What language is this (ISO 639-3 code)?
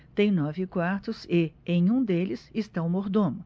por